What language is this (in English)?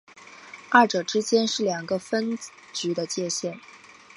Chinese